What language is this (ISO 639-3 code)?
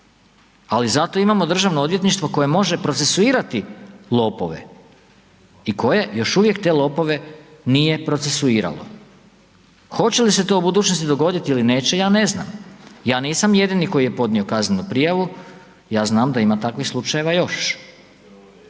hrv